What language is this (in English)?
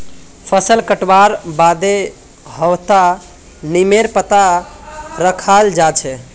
Magahi